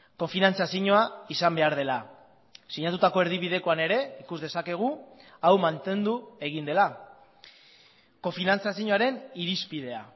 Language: Basque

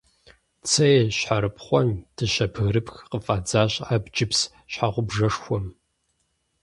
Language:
Kabardian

